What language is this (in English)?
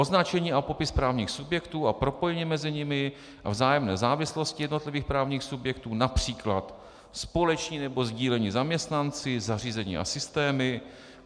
Czech